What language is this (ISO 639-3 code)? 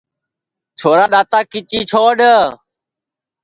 ssi